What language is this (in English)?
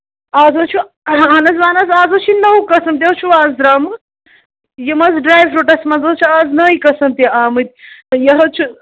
Kashmiri